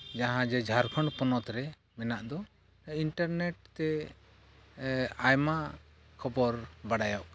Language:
Santali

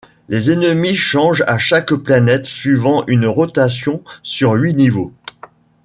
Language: French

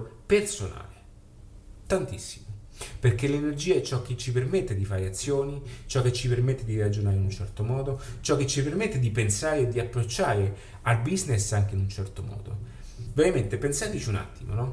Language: Italian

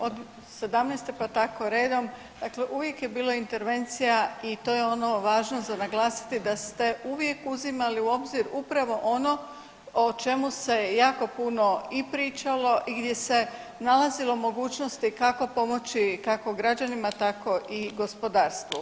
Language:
Croatian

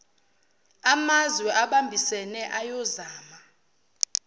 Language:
Zulu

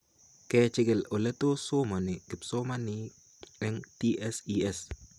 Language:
Kalenjin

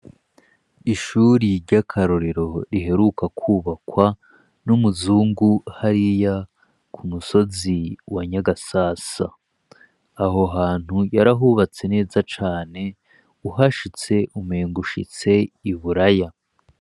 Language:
Rundi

